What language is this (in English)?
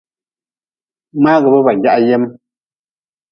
Nawdm